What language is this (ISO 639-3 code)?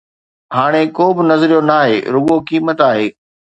snd